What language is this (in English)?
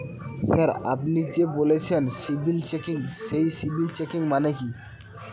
Bangla